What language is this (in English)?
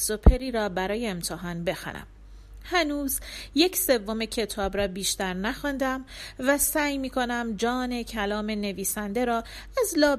Persian